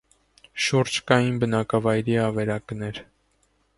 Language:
Armenian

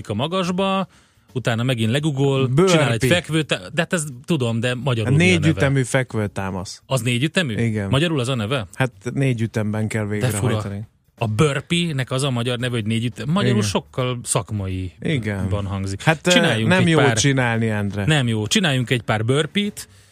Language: Hungarian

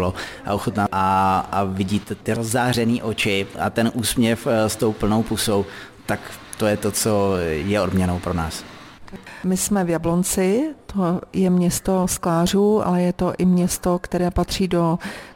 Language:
Czech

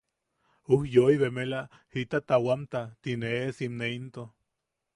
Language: Yaqui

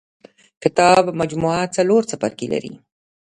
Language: Pashto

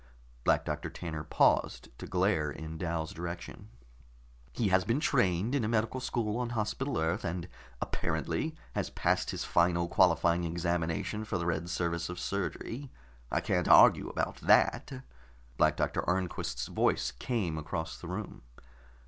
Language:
English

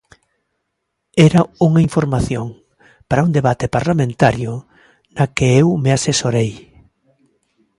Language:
Galician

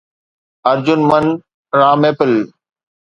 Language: Sindhi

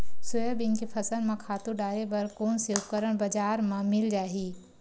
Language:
Chhattisgarhi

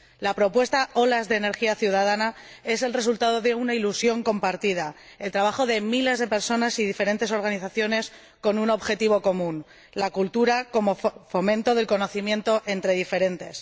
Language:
Spanish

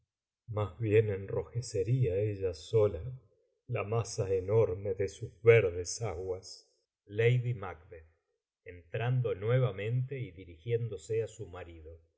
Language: Spanish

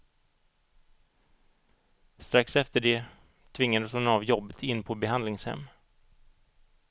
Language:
Swedish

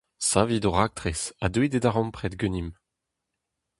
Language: Breton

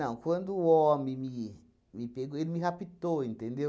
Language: Portuguese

